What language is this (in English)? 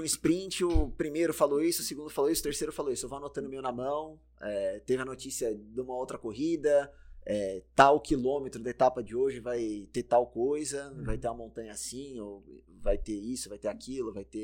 Portuguese